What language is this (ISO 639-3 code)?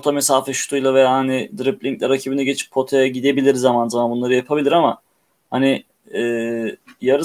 tur